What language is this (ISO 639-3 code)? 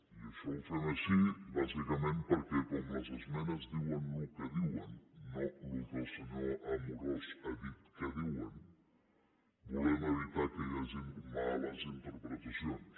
cat